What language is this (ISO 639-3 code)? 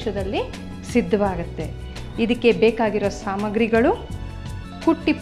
kan